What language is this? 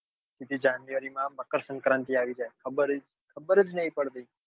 Gujarati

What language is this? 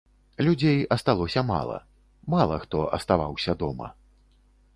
Belarusian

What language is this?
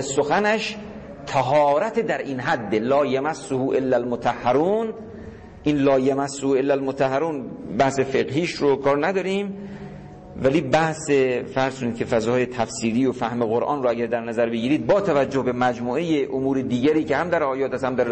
Persian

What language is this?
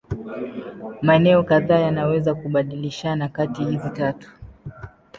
Swahili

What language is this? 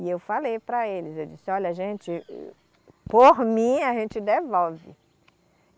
Portuguese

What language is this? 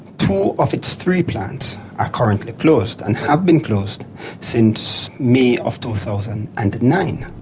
English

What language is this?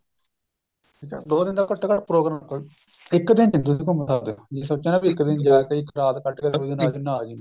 Punjabi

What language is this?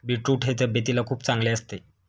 Marathi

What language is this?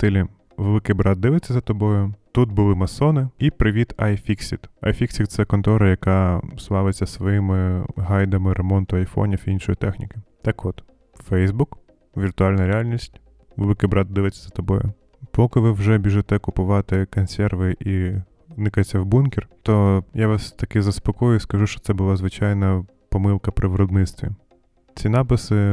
Ukrainian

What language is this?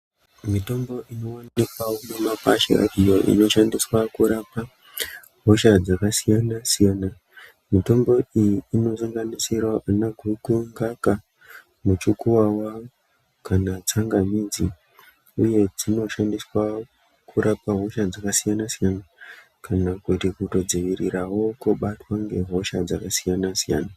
Ndau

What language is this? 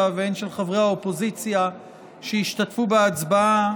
Hebrew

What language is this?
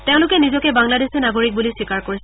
Assamese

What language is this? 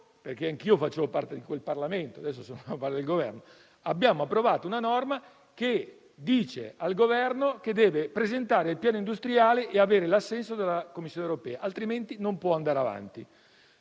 Italian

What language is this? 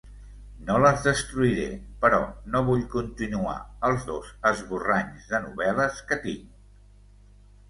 Catalan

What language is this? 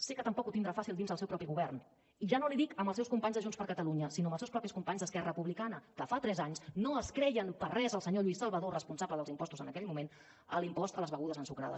Catalan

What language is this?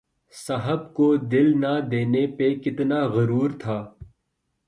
Urdu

